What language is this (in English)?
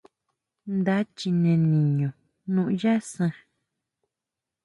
Huautla Mazatec